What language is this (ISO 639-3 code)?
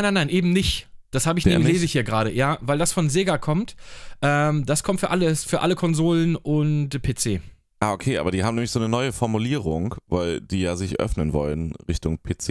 deu